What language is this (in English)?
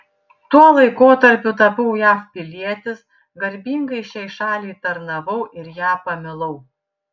Lithuanian